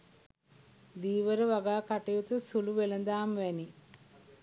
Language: Sinhala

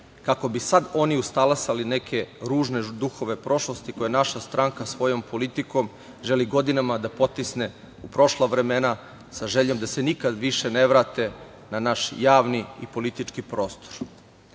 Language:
Serbian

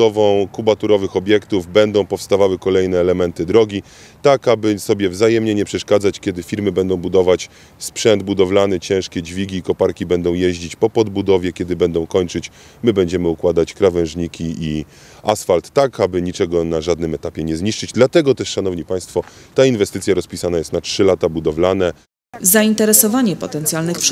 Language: Polish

